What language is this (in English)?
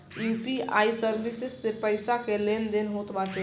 Bhojpuri